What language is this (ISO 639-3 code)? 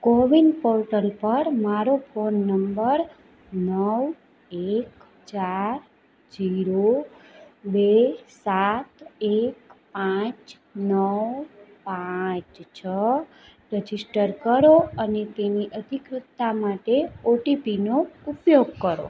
guj